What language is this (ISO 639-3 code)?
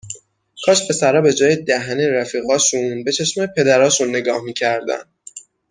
fas